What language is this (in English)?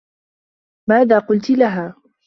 Arabic